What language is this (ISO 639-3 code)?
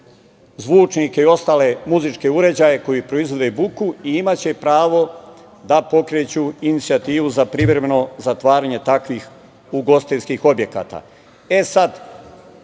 srp